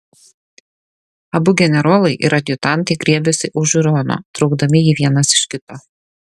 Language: Lithuanian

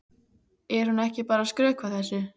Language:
Icelandic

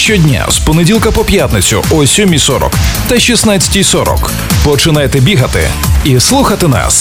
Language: Ukrainian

